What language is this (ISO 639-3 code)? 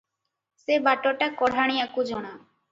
ori